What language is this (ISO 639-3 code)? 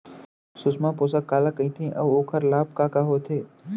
hne